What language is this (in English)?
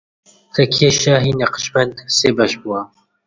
Central Kurdish